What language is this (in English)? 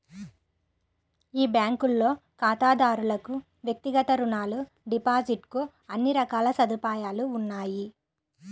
Telugu